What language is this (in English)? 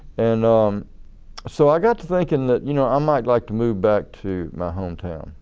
English